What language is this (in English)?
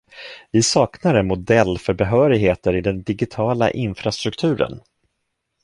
Swedish